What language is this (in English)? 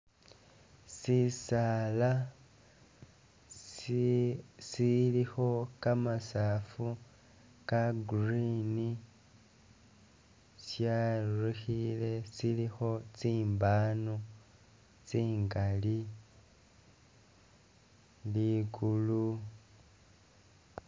Masaaba